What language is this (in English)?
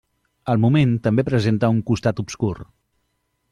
Catalan